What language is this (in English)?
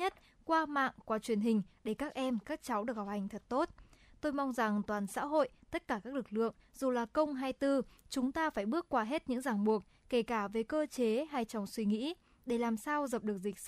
Vietnamese